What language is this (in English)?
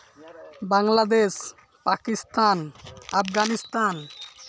Santali